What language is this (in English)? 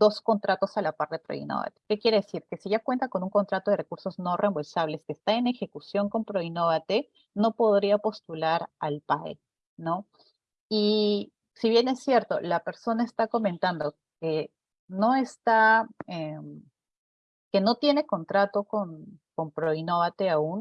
Spanish